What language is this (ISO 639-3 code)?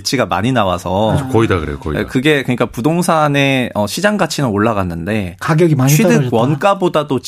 kor